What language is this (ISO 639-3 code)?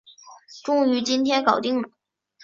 zho